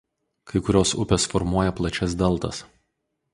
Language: Lithuanian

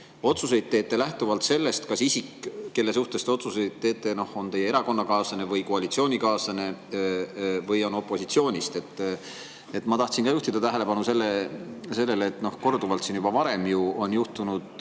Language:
Estonian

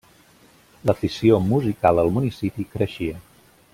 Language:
Catalan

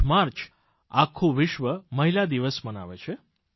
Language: Gujarati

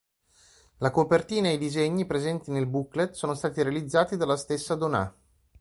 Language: Italian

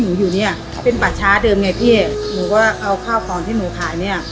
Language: Thai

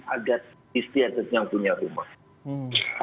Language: Indonesian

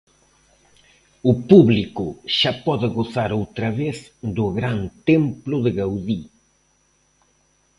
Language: Galician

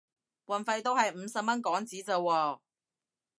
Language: Cantonese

